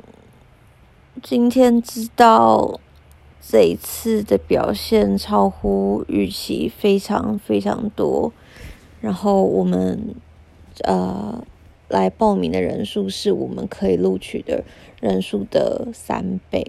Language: Chinese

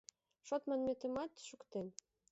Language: Mari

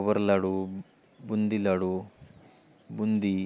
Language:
Marathi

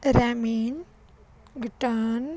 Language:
Punjabi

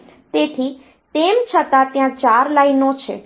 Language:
Gujarati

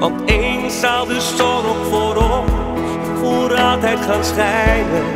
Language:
Dutch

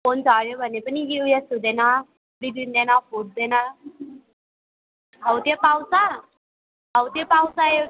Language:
Nepali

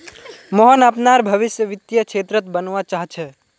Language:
Magahi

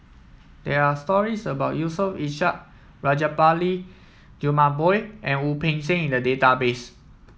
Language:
English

